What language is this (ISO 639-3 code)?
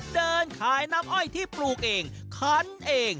tha